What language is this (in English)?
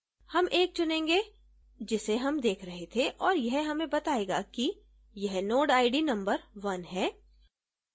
Hindi